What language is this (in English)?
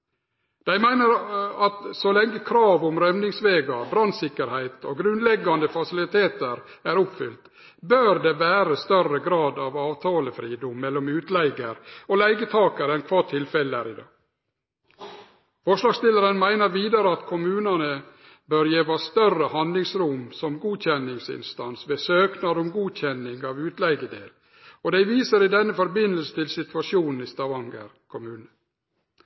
Norwegian Nynorsk